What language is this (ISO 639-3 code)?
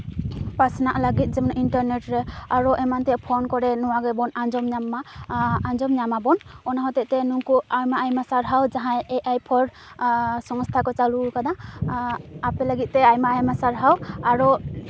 sat